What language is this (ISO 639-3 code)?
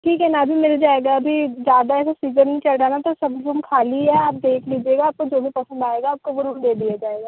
hin